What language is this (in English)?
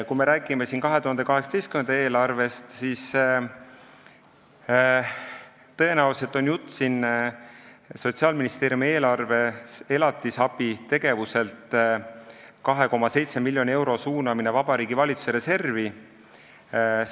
Estonian